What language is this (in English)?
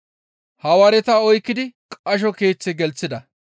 Gamo